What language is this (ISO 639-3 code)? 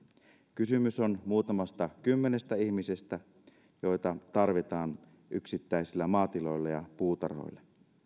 fin